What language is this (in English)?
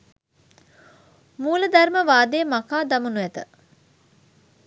Sinhala